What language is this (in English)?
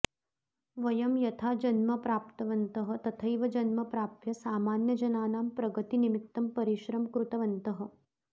Sanskrit